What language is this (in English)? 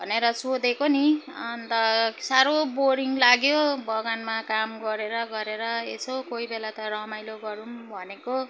Nepali